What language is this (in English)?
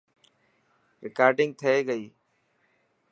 Dhatki